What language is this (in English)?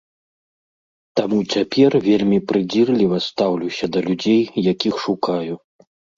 Belarusian